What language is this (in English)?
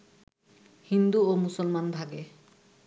Bangla